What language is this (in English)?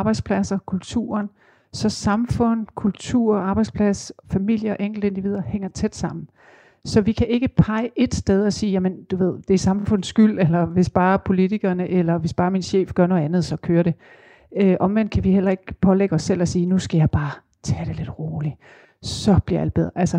Danish